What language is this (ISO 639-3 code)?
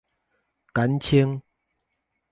nan